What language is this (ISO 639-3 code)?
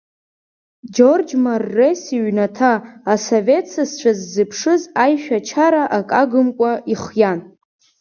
abk